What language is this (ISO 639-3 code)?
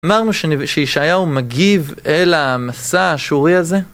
heb